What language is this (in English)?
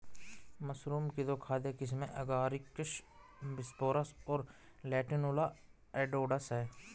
Hindi